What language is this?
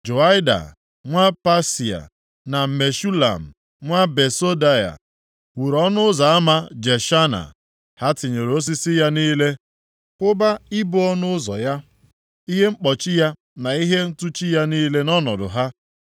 Igbo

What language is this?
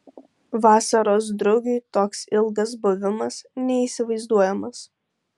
Lithuanian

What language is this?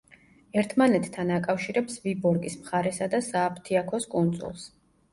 Georgian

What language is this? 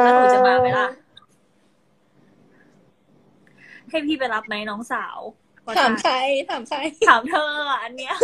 Thai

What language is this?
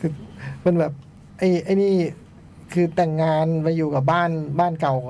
Thai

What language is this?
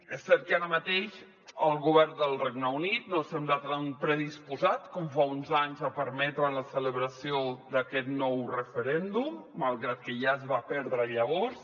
Catalan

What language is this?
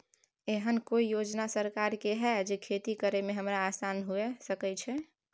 Maithili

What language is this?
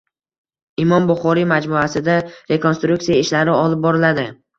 Uzbek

